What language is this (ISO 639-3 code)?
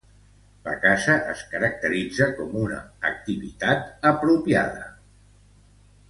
cat